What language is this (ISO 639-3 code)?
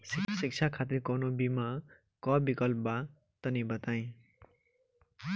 bho